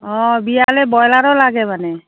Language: Assamese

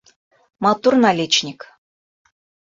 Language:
Bashkir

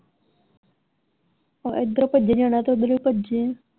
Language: Punjabi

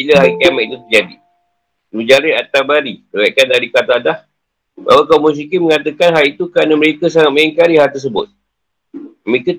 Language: Malay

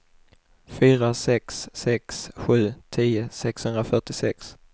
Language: Swedish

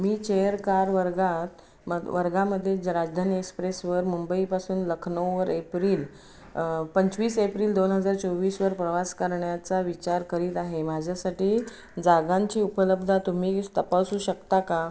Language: Marathi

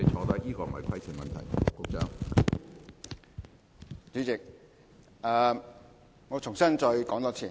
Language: Cantonese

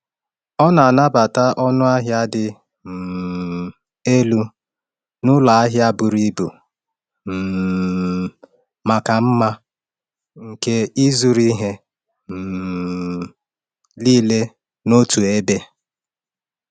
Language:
Igbo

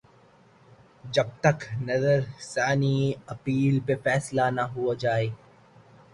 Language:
Urdu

